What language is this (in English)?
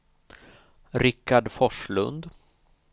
Swedish